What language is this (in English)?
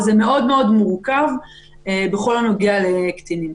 Hebrew